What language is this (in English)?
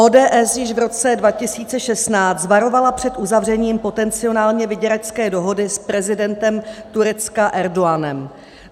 Czech